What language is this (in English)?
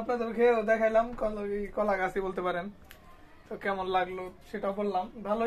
Romanian